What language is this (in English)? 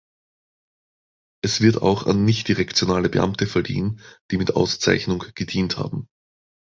German